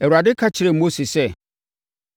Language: Akan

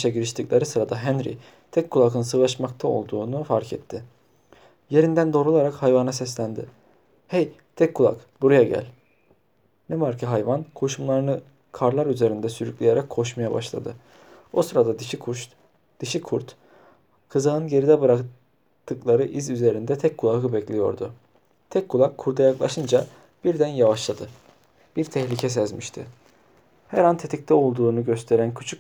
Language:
Turkish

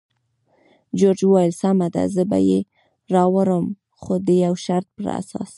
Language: Pashto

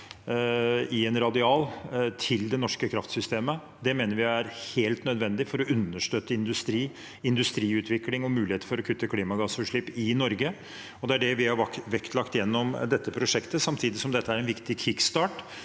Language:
Norwegian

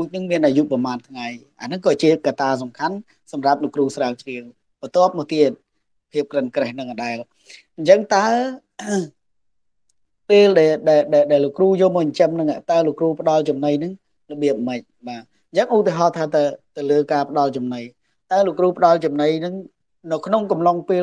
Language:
Vietnamese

